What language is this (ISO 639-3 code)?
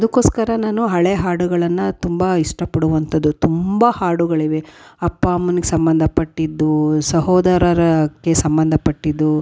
kan